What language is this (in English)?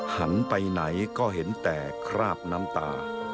Thai